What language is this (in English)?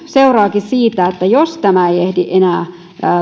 Finnish